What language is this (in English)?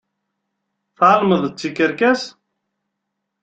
Kabyle